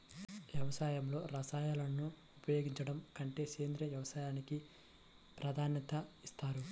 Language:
Telugu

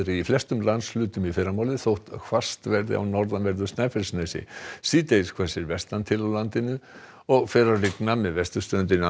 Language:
Icelandic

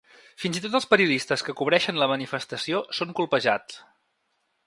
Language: Catalan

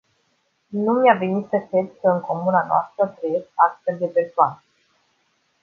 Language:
Romanian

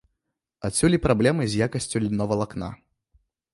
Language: Belarusian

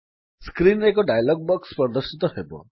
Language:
Odia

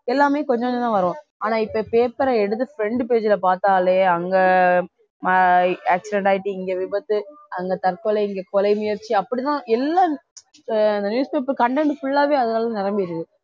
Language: Tamil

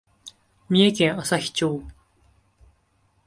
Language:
Japanese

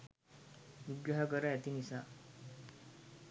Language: Sinhala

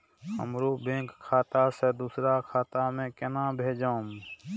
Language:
Maithili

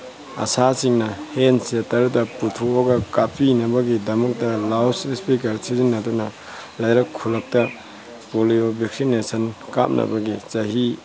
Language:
Manipuri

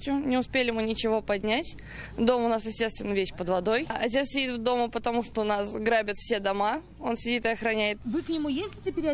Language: Russian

